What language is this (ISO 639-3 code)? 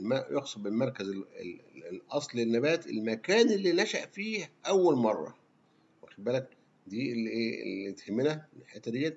ara